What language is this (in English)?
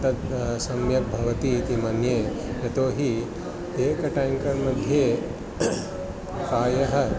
Sanskrit